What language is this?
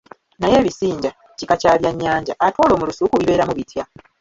Ganda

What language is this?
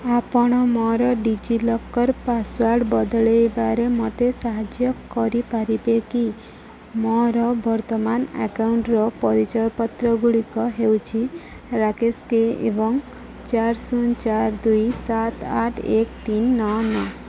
Odia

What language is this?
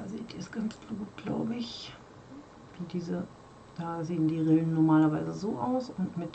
German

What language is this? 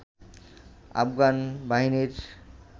Bangla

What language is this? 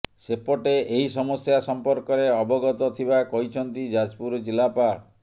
Odia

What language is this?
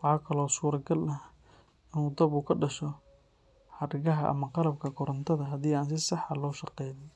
Somali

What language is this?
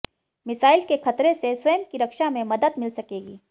Hindi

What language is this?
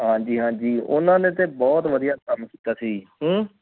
Punjabi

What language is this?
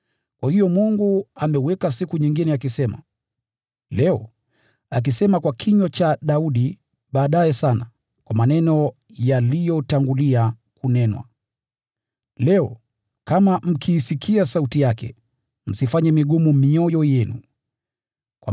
Swahili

